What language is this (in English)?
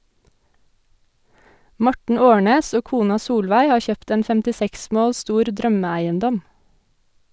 Norwegian